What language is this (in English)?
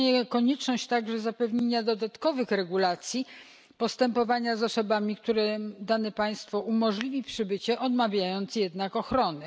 Polish